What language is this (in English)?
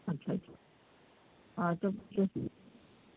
Sindhi